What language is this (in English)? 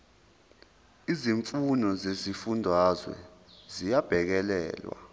Zulu